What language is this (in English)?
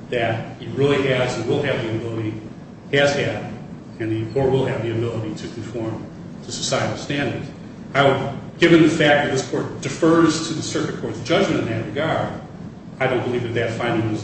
English